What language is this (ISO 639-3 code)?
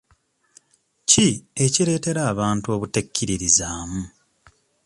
lug